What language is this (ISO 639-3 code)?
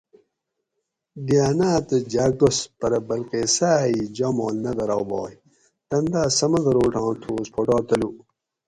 gwc